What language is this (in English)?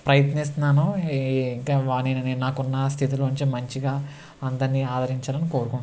Telugu